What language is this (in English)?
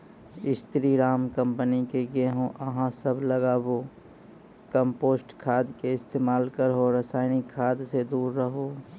Maithili